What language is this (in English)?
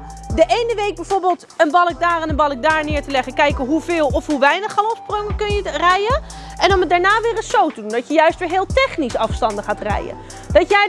Dutch